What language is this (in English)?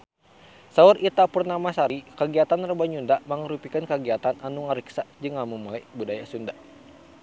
Sundanese